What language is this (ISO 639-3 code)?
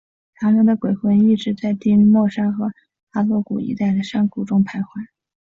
zho